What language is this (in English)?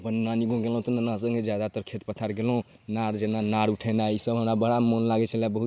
Maithili